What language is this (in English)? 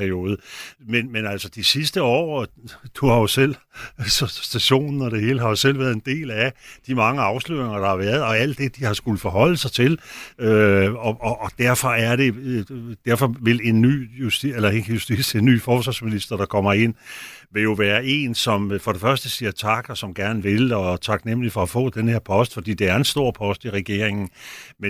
Danish